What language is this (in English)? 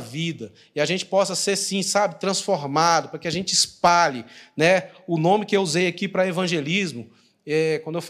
Portuguese